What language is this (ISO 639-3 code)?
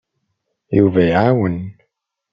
kab